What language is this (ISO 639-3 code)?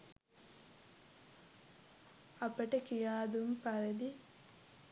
sin